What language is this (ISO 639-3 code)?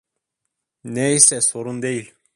tur